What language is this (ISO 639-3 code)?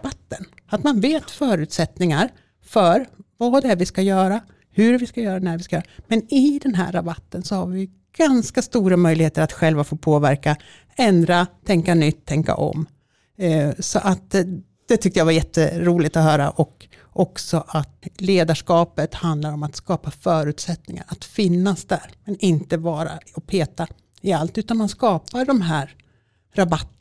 swe